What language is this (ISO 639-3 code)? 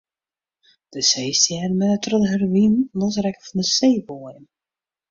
fry